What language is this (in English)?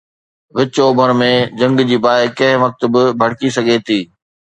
Sindhi